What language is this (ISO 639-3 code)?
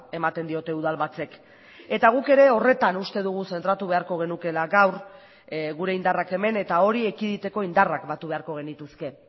eus